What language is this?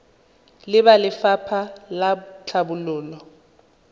Tswana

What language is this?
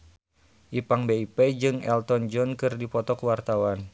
Sundanese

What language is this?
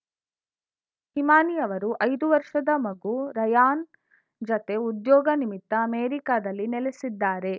Kannada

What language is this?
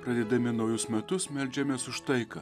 Lithuanian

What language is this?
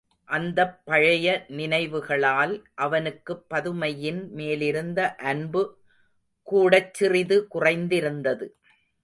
Tamil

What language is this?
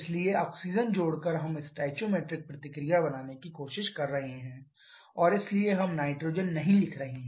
Hindi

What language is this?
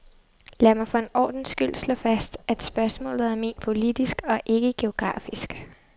Danish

